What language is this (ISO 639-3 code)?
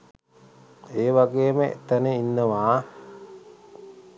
sin